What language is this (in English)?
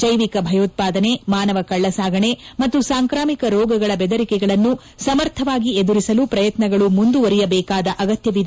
Kannada